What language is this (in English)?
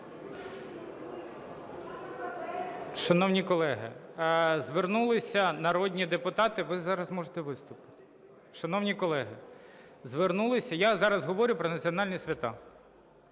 Ukrainian